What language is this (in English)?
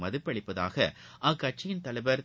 Tamil